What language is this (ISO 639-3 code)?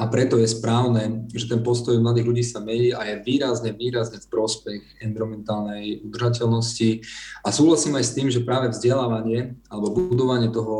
slk